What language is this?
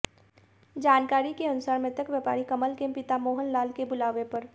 Hindi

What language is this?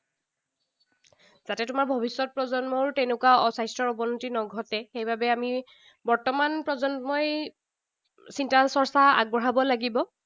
Assamese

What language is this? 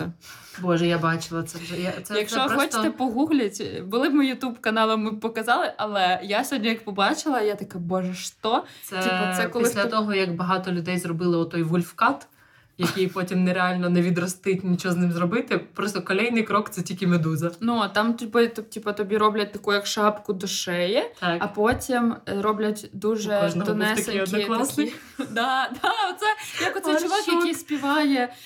Ukrainian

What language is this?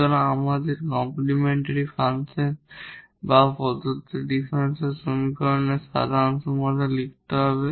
Bangla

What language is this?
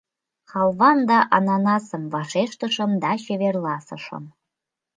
Mari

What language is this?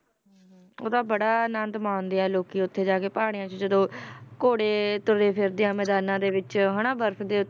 Punjabi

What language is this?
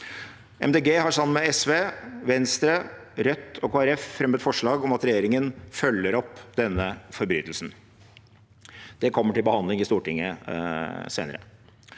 Norwegian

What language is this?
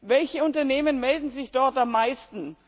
German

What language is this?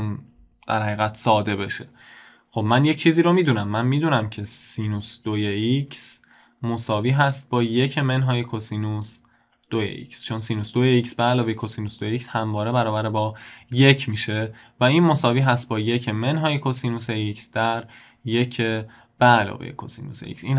Persian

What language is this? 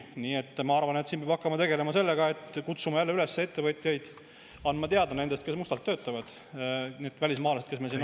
Estonian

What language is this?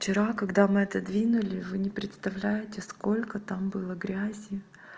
Russian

